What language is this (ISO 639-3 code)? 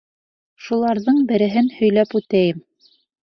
bak